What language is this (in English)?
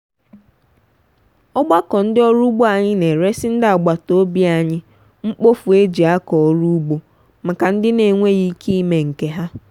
Igbo